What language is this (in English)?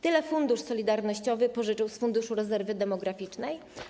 Polish